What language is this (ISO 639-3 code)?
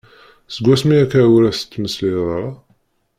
kab